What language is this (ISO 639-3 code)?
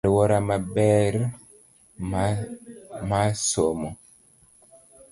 luo